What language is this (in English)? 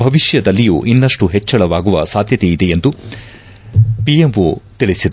Kannada